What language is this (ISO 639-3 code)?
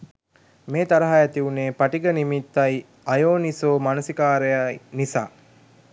sin